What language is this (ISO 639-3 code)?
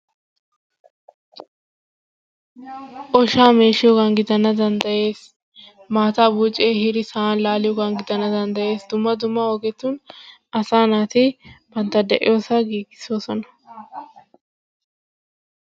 wal